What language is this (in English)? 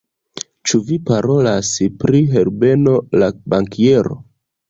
Esperanto